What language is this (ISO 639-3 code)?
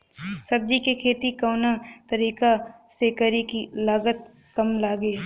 bho